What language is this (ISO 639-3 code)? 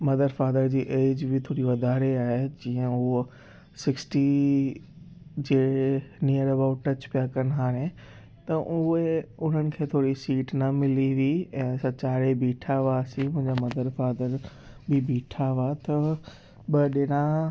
snd